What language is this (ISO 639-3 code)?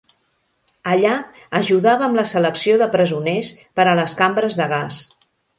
cat